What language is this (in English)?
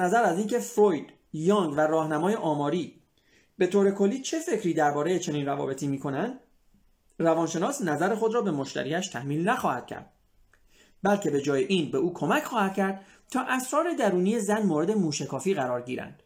Persian